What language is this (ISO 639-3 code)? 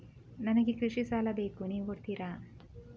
kan